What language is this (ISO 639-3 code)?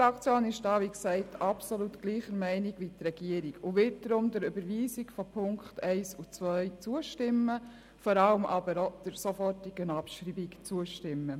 gsw